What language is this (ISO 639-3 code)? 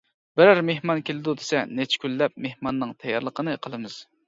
uig